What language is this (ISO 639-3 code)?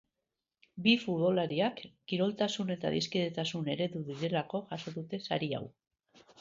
eus